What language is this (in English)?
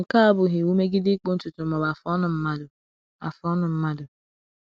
Igbo